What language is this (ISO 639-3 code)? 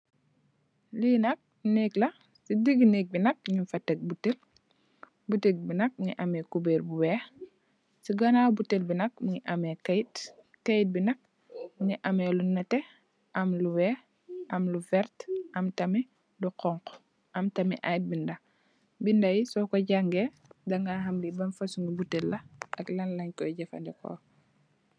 wol